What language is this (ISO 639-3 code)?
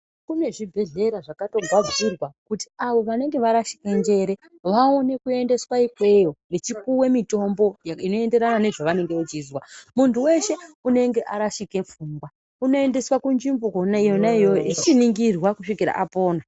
ndc